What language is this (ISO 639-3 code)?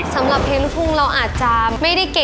tha